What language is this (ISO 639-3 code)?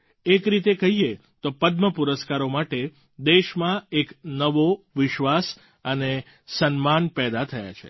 guj